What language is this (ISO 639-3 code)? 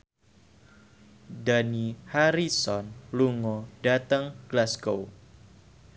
jav